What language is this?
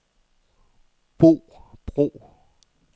Danish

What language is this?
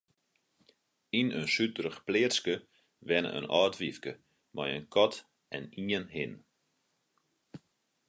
Western Frisian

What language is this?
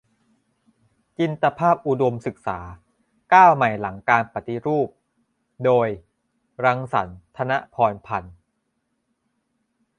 Thai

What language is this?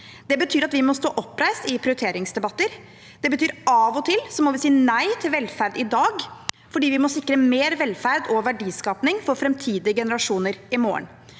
Norwegian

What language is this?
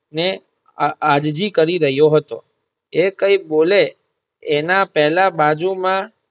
Gujarati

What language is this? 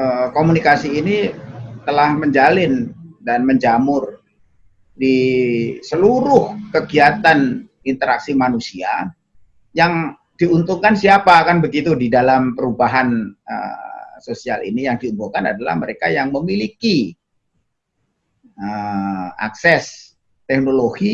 Indonesian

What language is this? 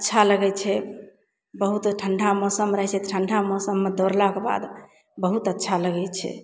Maithili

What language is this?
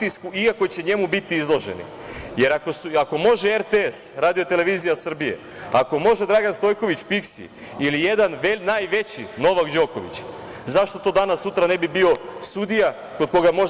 Serbian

